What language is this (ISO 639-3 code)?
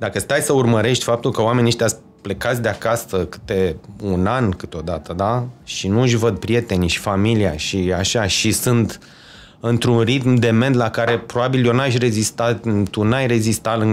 ron